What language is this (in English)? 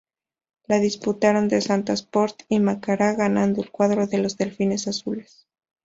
Spanish